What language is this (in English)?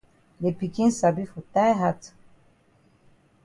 Cameroon Pidgin